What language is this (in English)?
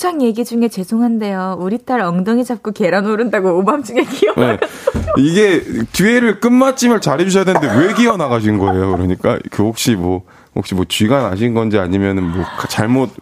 Korean